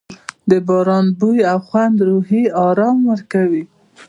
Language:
Pashto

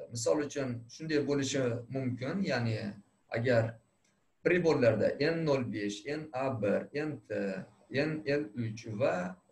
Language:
Turkish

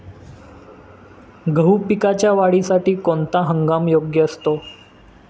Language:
Marathi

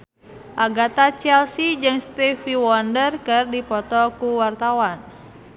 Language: Sundanese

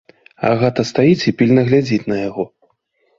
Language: Belarusian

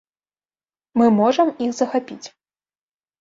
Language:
Belarusian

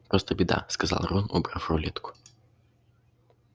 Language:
Russian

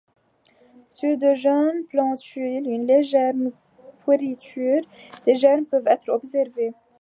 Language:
French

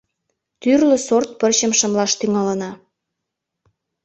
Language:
Mari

